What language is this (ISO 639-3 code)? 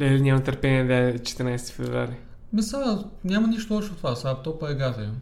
bul